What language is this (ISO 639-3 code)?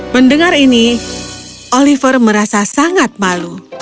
ind